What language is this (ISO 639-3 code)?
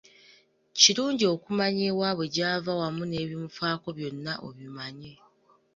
lug